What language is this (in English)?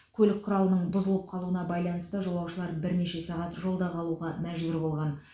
Kazakh